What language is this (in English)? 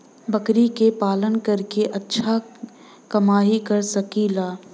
Bhojpuri